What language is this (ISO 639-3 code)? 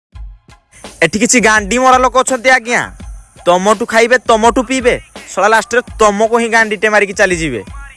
ori